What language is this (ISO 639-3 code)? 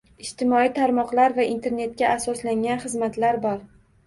uzb